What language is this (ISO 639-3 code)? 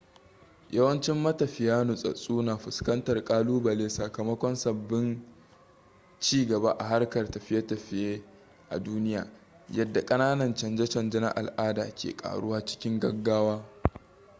hau